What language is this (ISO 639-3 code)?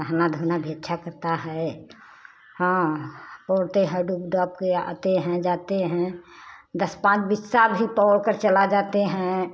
hin